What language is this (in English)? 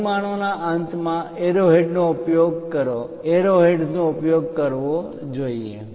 Gujarati